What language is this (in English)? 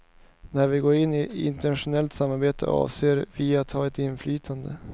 Swedish